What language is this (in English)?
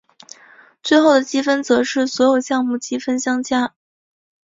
Chinese